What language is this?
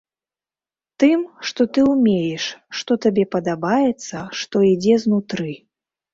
Belarusian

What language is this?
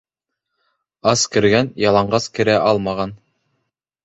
Bashkir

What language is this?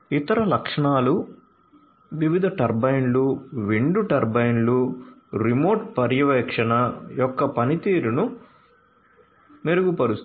Telugu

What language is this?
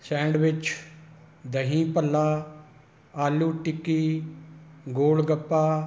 Punjabi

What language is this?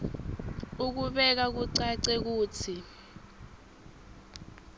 Swati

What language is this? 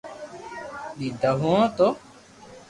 Loarki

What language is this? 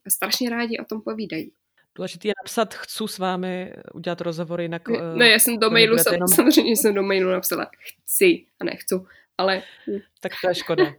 Czech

